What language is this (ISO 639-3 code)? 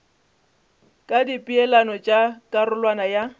nso